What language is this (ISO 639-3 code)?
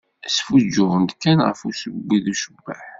kab